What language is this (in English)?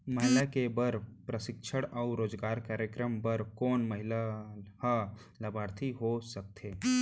Chhattisgarhi